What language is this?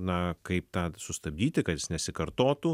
Lithuanian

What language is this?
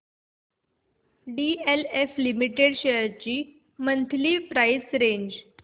Marathi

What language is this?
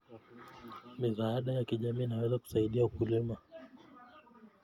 Kalenjin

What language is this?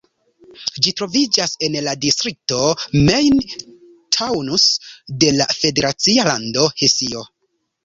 Esperanto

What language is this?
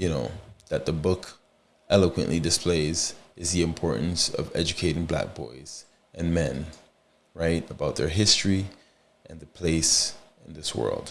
English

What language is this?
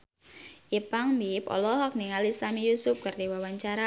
Sundanese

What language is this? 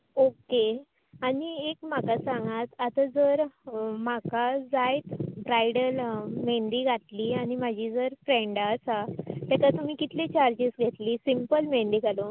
Konkani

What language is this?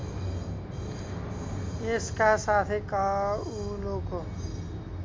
Nepali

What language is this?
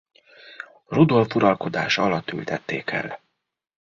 Hungarian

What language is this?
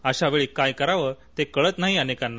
Marathi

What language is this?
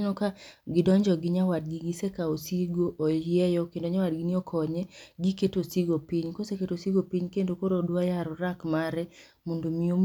Luo (Kenya and Tanzania)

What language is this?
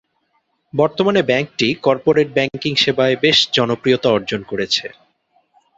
Bangla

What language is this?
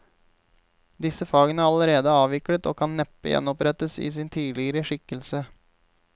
Norwegian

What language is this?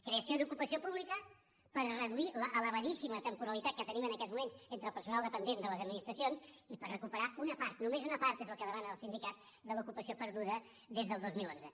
Catalan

